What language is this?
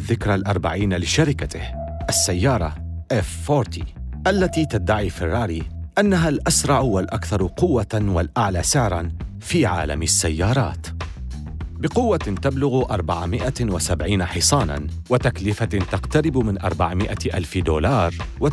Arabic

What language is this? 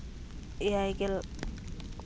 Santali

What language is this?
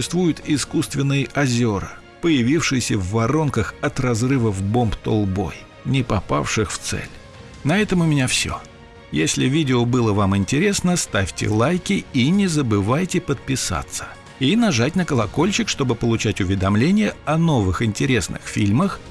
Russian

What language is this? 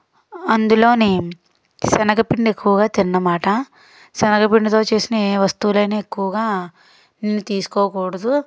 Telugu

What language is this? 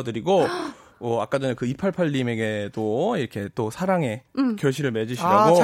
Korean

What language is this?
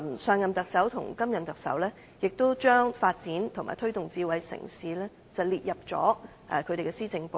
Cantonese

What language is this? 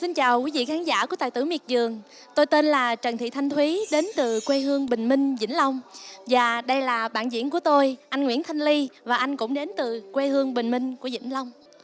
Vietnamese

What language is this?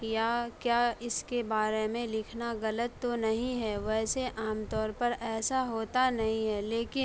Urdu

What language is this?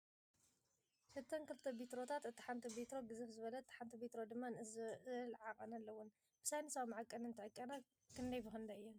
Tigrinya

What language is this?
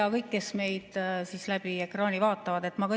Estonian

